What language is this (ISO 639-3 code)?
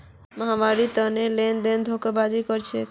mag